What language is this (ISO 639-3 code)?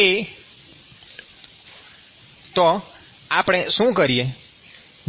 guj